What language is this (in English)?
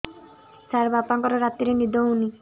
Odia